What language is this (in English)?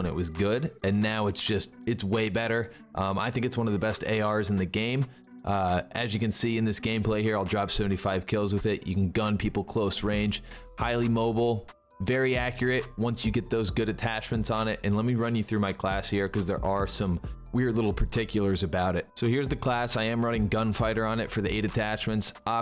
English